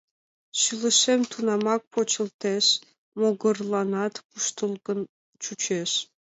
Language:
Mari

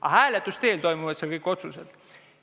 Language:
Estonian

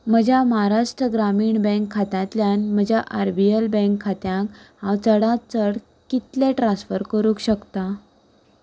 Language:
Konkani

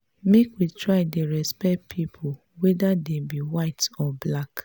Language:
Nigerian Pidgin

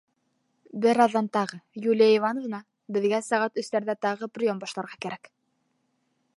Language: Bashkir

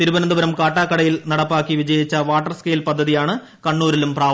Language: Malayalam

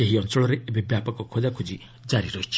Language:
Odia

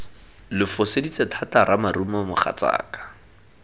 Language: Tswana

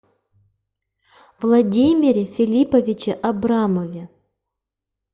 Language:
Russian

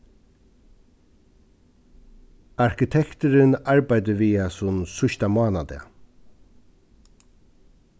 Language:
Faroese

